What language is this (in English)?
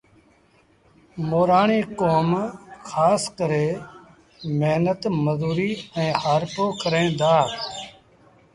Sindhi Bhil